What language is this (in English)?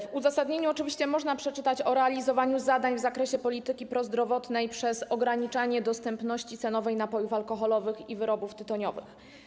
Polish